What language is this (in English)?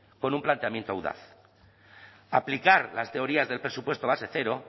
Spanish